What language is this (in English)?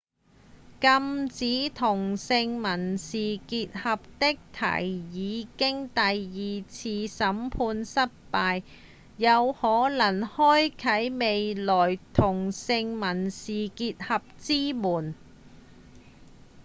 Cantonese